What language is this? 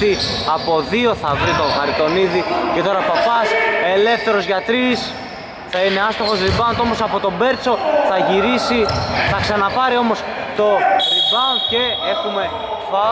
Greek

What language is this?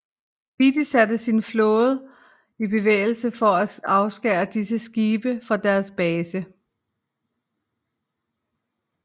Danish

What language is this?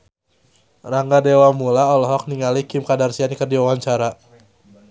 Sundanese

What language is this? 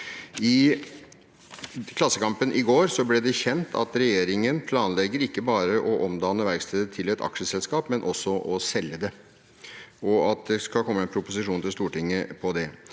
Norwegian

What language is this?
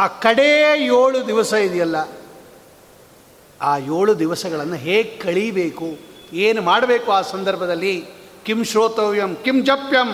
Kannada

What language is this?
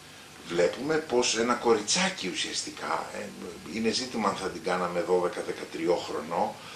Greek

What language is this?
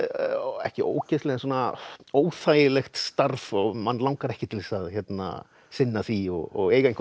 Icelandic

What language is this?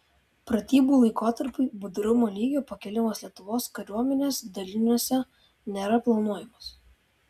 Lithuanian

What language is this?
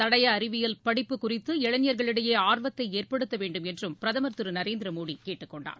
Tamil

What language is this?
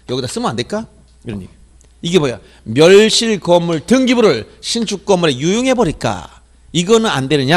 Korean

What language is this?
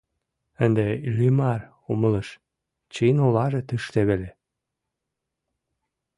Mari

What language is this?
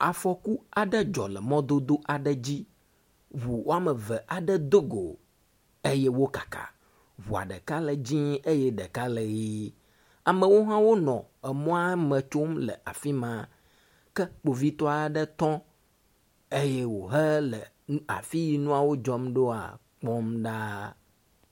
Ewe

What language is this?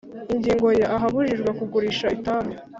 Kinyarwanda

